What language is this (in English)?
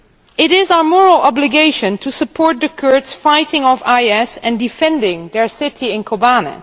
English